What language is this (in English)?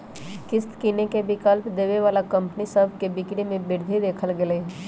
Magahi